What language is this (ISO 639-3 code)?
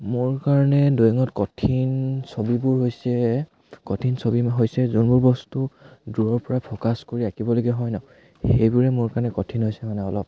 asm